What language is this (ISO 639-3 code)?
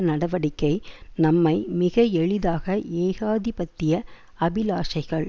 tam